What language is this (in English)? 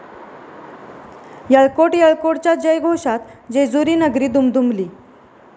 Marathi